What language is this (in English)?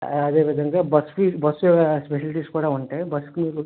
Telugu